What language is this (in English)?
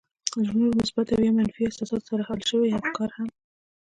Pashto